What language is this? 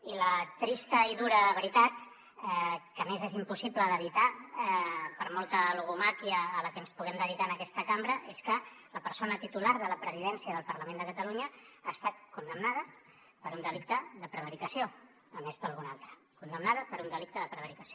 Catalan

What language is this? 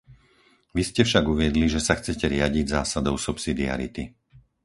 Slovak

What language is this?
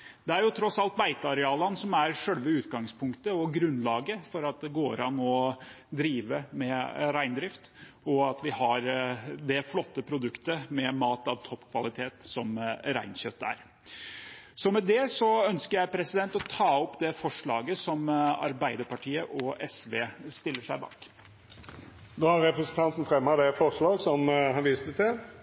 Norwegian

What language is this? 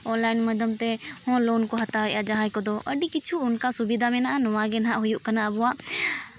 Santali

